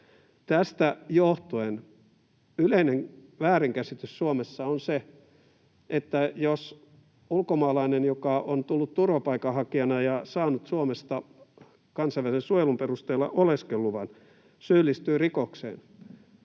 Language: Finnish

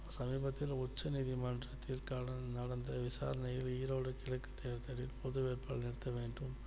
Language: Tamil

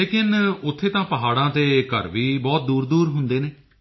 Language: Punjabi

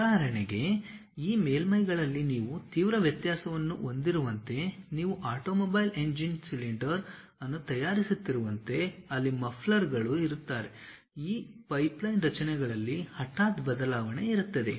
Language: Kannada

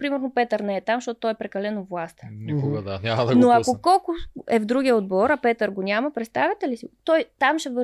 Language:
Bulgarian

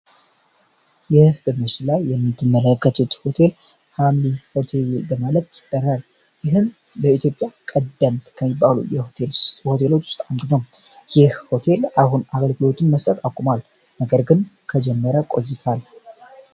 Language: Amharic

